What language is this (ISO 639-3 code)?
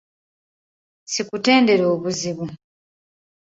lug